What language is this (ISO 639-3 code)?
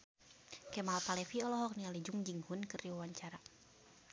sun